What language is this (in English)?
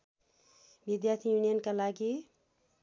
Nepali